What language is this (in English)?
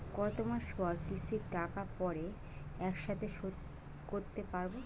Bangla